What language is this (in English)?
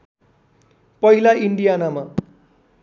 Nepali